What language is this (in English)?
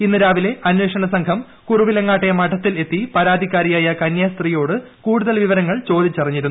Malayalam